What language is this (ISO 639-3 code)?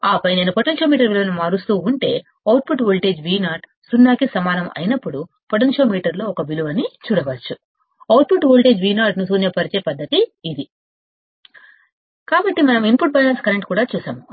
tel